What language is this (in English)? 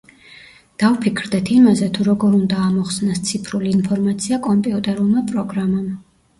Georgian